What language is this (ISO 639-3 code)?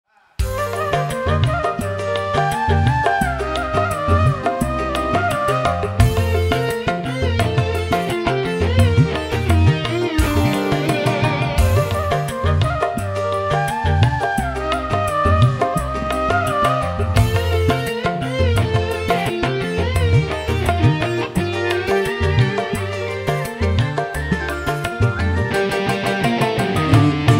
ind